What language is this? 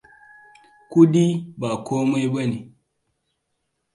Hausa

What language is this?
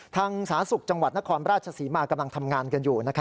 Thai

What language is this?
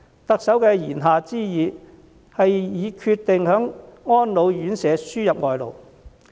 Cantonese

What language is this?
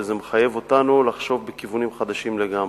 Hebrew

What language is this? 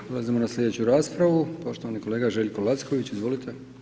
Croatian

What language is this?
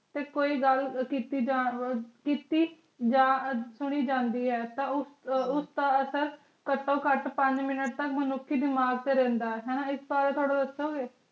Punjabi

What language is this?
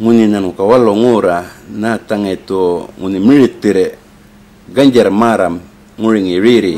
Indonesian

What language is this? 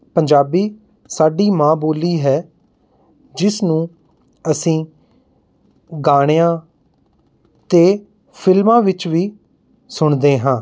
Punjabi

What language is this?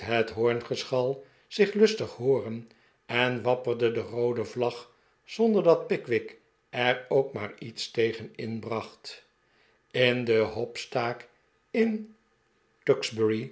Dutch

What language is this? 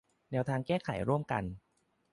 Thai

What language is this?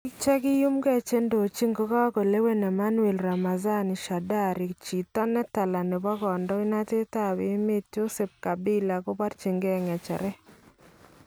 Kalenjin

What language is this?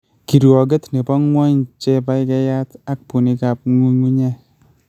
Kalenjin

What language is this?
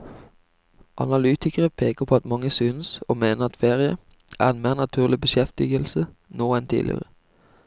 Norwegian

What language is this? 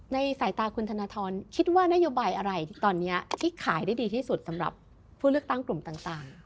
Thai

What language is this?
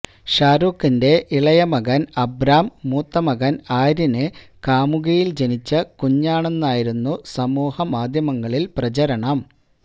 Malayalam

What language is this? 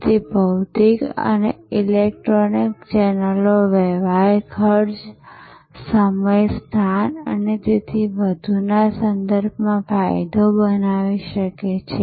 Gujarati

